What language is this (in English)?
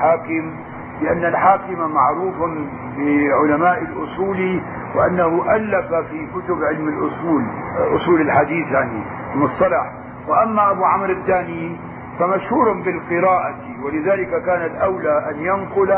Arabic